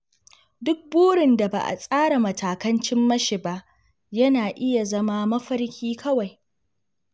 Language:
Hausa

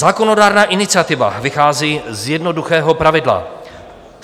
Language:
Czech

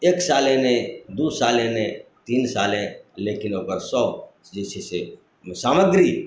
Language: Maithili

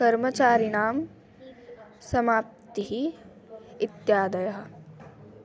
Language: Sanskrit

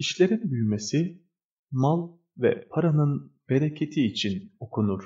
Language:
Turkish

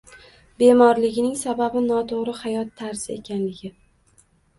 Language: Uzbek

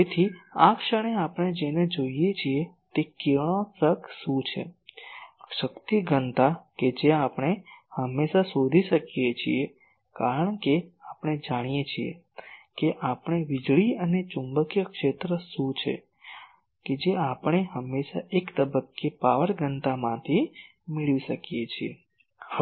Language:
Gujarati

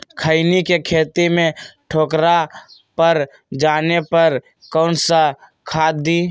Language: Magahi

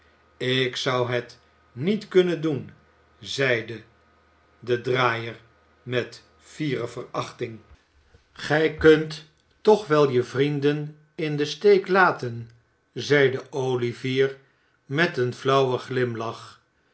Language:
Dutch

